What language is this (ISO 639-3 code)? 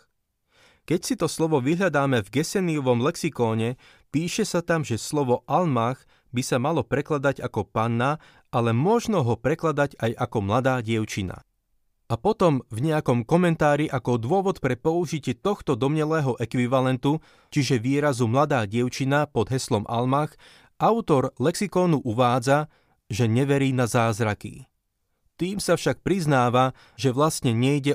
slk